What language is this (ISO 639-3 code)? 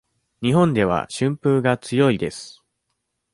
jpn